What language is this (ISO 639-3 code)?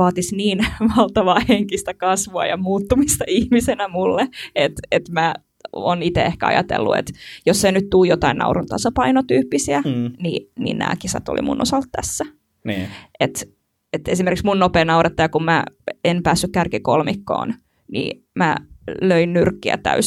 fin